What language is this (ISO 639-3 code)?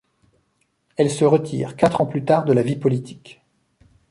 fra